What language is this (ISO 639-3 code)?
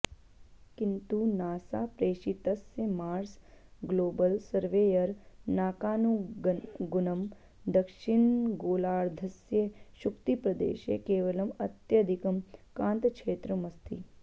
san